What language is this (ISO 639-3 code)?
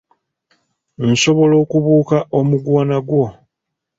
lug